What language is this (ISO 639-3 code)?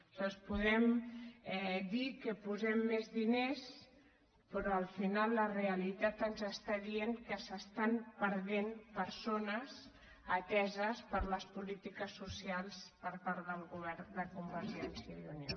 cat